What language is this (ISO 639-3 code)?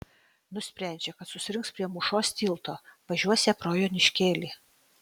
lit